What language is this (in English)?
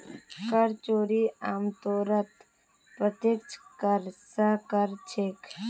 Magahi